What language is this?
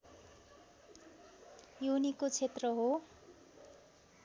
Nepali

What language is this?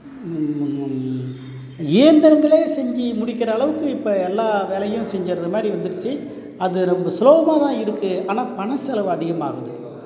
Tamil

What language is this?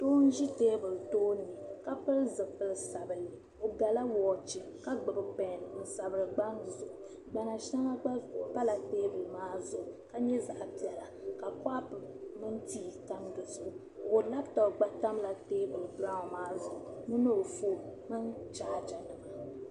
Dagbani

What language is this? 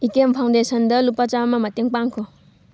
Manipuri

